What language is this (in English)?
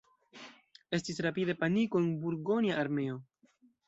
Esperanto